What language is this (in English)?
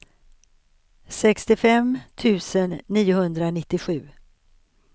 Swedish